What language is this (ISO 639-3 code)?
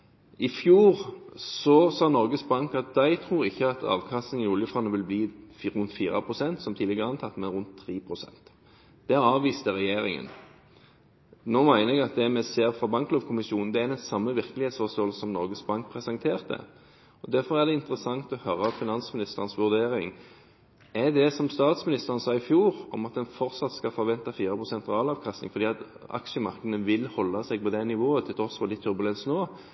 nob